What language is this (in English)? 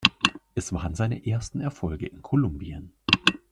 German